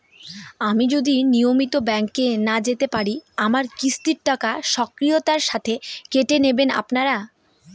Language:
Bangla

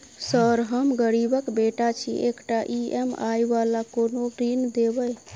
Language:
Maithili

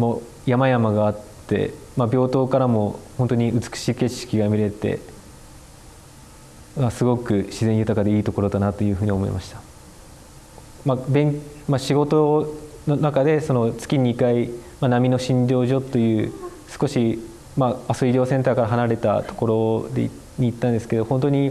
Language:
Japanese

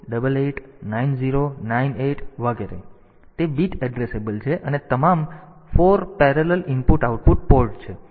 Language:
Gujarati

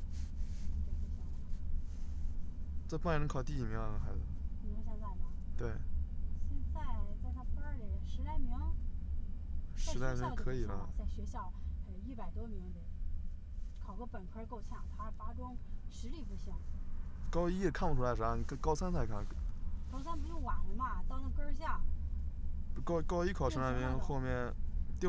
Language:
Chinese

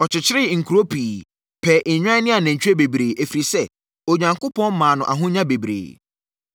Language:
Akan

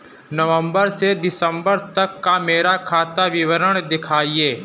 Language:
Hindi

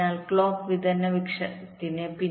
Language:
Malayalam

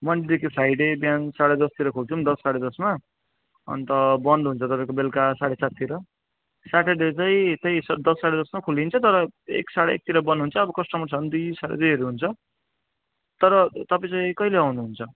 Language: Nepali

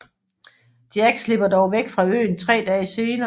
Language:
Danish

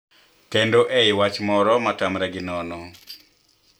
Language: Luo (Kenya and Tanzania)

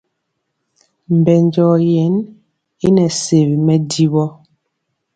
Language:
Mpiemo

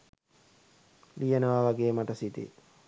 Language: Sinhala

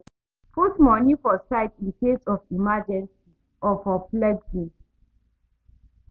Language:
Nigerian Pidgin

